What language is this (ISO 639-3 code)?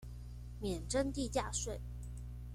zho